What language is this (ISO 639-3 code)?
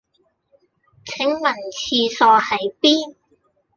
yue